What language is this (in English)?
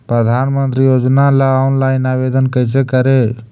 Magahi